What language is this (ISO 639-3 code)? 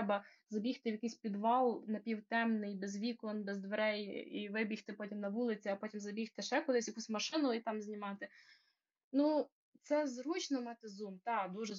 ukr